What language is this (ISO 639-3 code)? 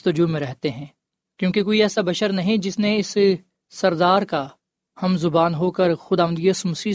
urd